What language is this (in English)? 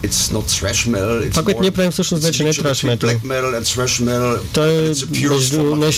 Bulgarian